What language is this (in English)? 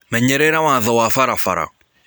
Kikuyu